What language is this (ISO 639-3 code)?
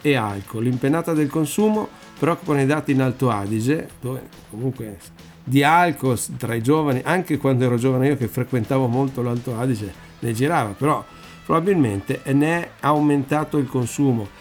ita